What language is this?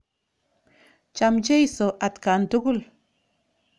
Kalenjin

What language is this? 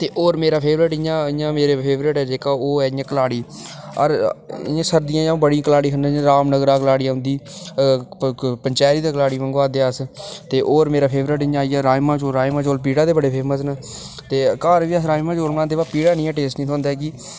Dogri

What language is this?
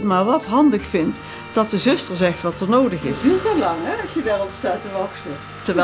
Dutch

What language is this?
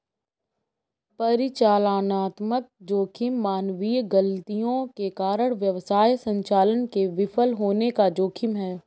Hindi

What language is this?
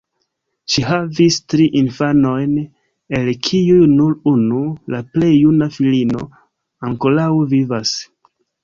Esperanto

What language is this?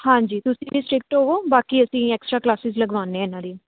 Punjabi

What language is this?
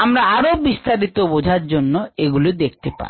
Bangla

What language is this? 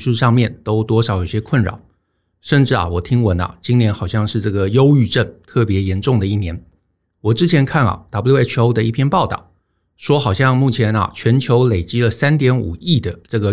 Chinese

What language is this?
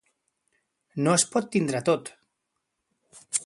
Catalan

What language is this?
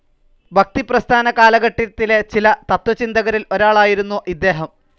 Malayalam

